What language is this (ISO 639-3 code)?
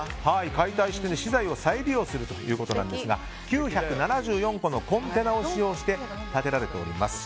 jpn